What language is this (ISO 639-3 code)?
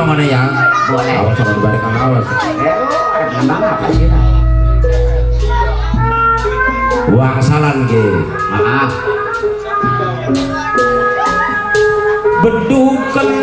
ind